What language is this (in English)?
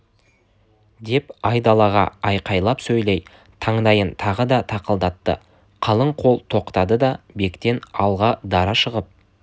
Kazakh